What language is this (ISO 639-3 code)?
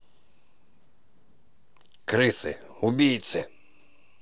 rus